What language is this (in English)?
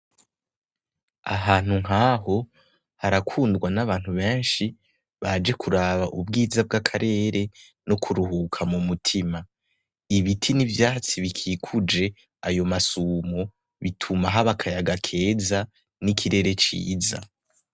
Rundi